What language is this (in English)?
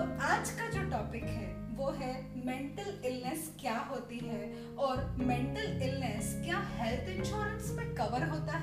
Hindi